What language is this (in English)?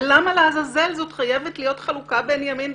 Hebrew